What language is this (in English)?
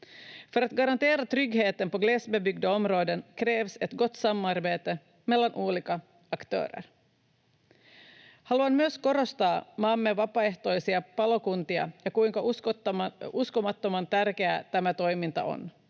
Finnish